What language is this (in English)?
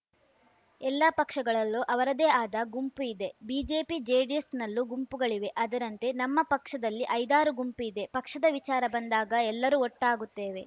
Kannada